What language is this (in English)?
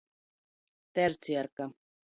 Latgalian